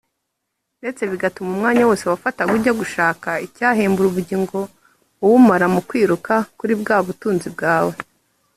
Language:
Kinyarwanda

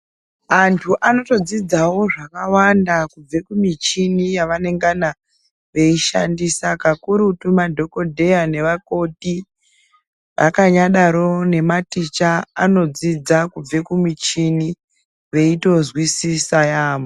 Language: Ndau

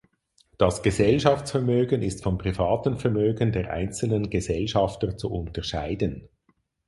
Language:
German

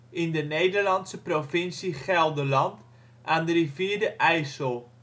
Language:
Dutch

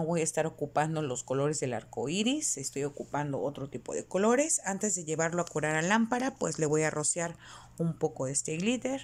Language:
Spanish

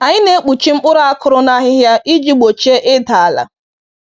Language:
Igbo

